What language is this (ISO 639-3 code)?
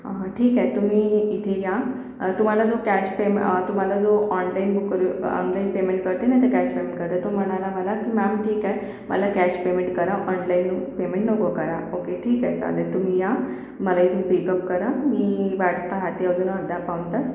mar